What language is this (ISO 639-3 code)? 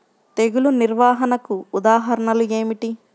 tel